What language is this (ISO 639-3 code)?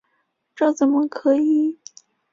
zho